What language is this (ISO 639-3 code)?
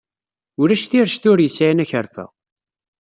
kab